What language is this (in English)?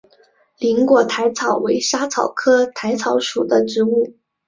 Chinese